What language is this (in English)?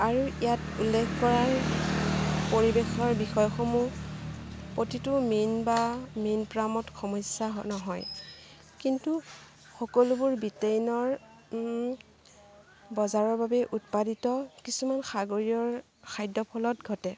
Assamese